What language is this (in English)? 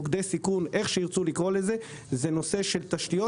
Hebrew